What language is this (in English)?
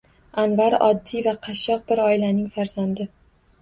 Uzbek